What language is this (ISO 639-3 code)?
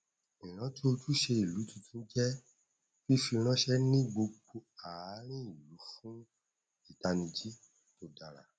yor